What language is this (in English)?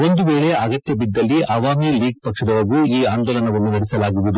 Kannada